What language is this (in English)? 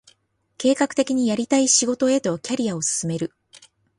Japanese